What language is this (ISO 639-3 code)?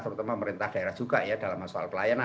ind